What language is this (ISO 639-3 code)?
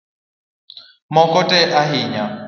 luo